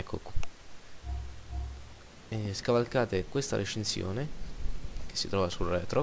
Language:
Italian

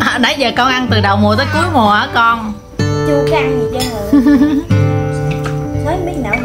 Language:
Vietnamese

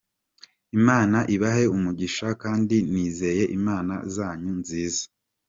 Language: Kinyarwanda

